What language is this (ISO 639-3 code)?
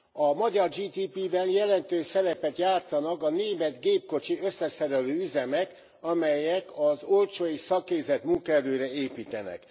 hun